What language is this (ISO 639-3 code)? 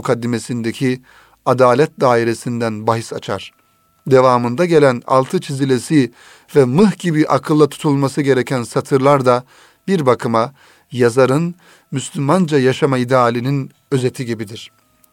tur